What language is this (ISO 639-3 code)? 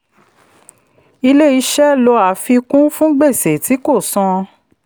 yor